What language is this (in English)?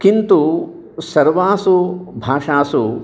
Sanskrit